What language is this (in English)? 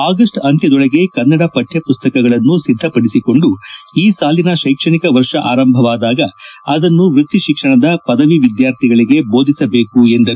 Kannada